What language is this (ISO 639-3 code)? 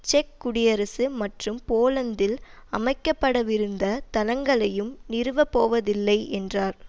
tam